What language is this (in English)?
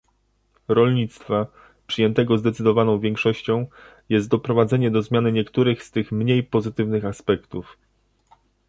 Polish